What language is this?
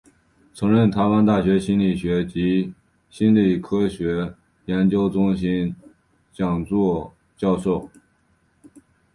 Chinese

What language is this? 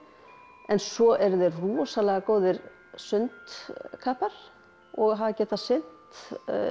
Icelandic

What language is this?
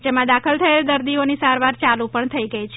Gujarati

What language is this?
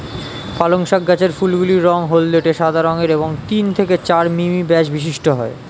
Bangla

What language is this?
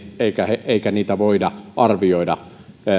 Finnish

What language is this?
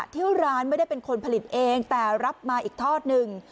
Thai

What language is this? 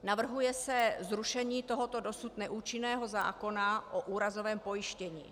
Czech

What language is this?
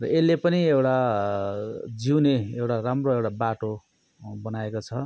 Nepali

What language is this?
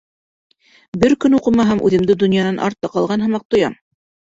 Bashkir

